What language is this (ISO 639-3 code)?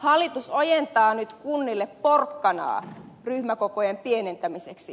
fin